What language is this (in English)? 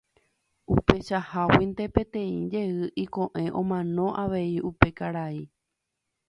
Guarani